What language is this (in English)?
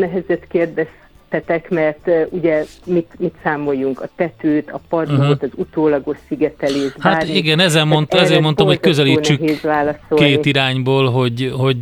Hungarian